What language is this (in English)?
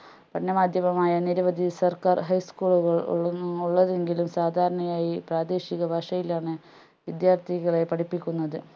Malayalam